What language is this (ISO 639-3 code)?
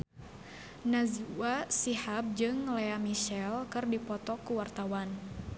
sun